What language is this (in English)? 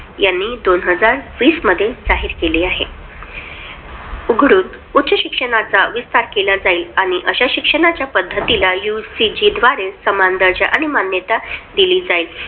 Marathi